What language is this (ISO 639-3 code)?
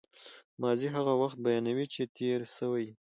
pus